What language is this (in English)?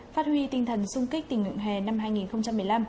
Vietnamese